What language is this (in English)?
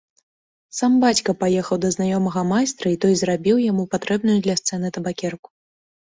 Belarusian